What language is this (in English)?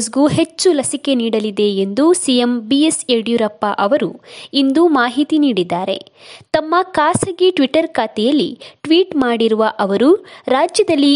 Kannada